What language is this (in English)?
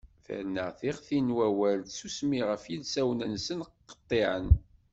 Kabyle